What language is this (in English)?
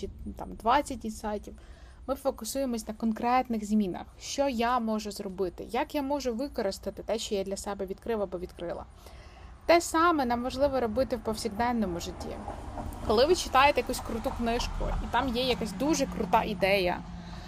Ukrainian